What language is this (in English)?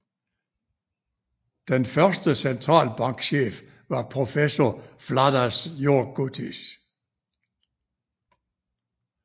Danish